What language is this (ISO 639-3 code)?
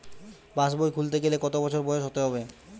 ben